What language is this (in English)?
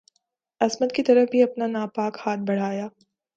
Urdu